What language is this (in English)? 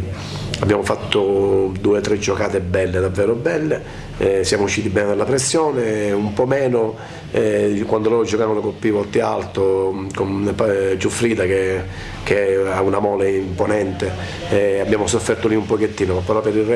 Italian